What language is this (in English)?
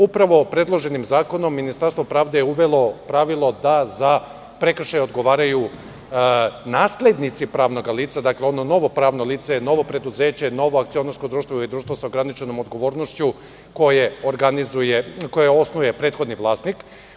Serbian